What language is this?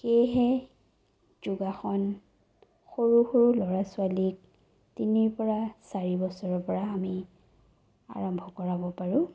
Assamese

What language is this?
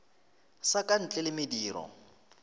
Northern Sotho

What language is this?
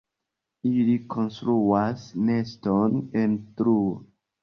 Esperanto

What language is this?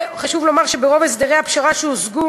Hebrew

